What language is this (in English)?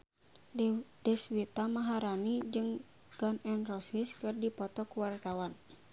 Sundanese